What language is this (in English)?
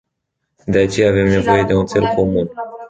Romanian